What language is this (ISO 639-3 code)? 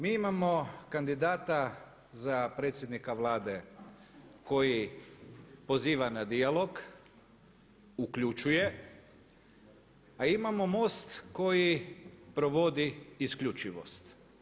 hrv